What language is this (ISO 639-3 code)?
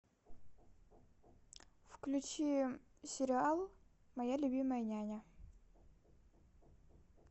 rus